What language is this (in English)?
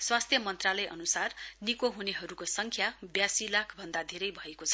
Nepali